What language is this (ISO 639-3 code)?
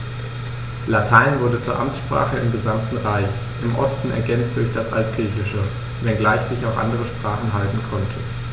deu